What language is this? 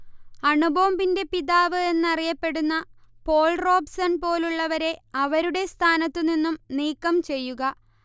Malayalam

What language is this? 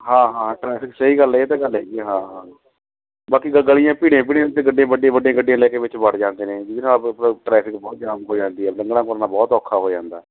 Punjabi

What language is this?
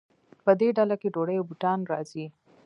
Pashto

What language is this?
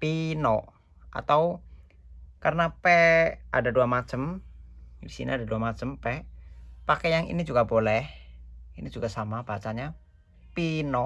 Indonesian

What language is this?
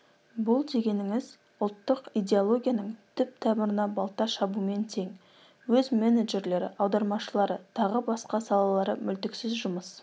Kazakh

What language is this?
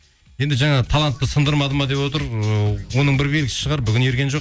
Kazakh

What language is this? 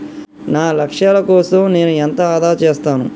Telugu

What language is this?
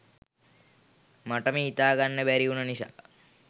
Sinhala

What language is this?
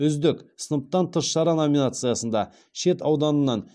Kazakh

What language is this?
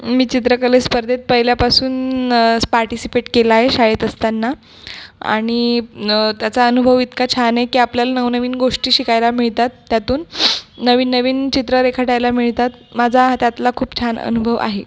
Marathi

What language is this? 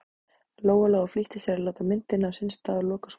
Icelandic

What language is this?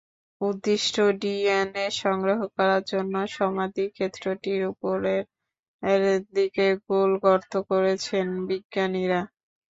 Bangla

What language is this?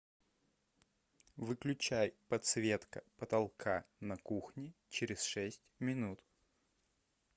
Russian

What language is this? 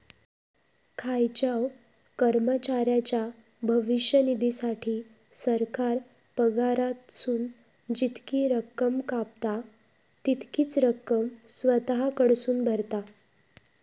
Marathi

